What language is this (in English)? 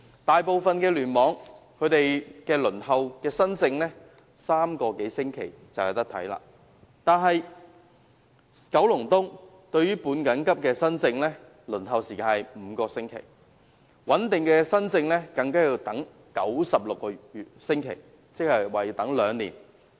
Cantonese